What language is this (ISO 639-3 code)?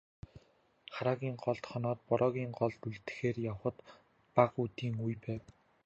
mon